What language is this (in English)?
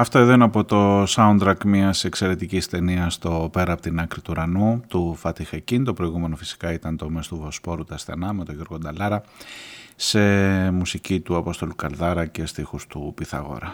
Greek